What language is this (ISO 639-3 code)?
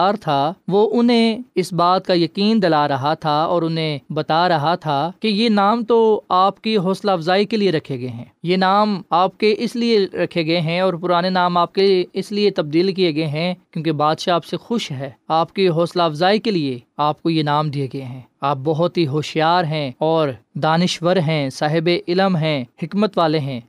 urd